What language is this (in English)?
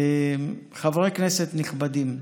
Hebrew